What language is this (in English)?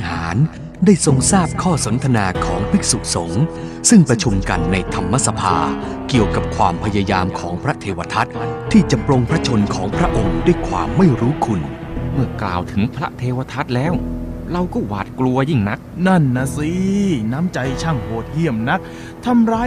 Thai